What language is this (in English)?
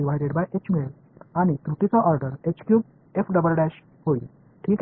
Tamil